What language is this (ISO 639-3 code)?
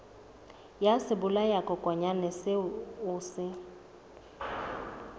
sot